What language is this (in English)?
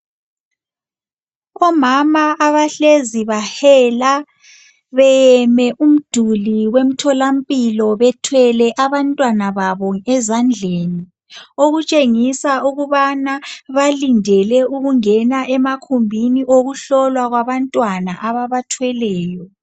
North Ndebele